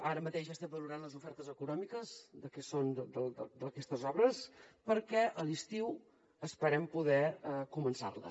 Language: Catalan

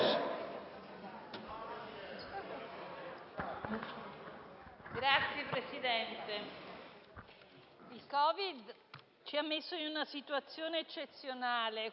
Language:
Italian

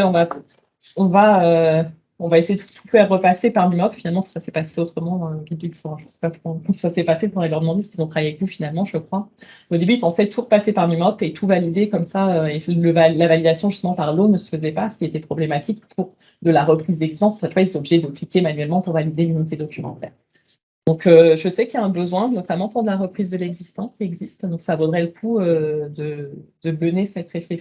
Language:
French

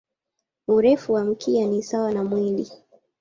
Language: Swahili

